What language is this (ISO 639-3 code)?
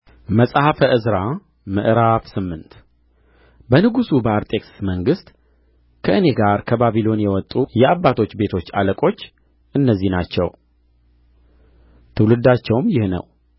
amh